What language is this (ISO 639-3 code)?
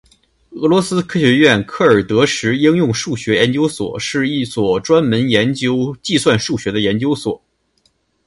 zho